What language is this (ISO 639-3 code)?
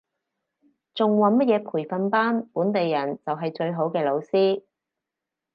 yue